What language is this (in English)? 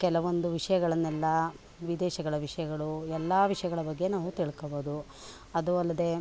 Kannada